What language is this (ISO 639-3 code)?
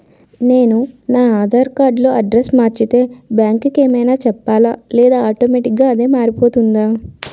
tel